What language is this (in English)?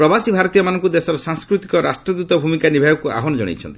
Odia